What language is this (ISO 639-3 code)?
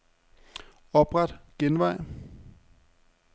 dan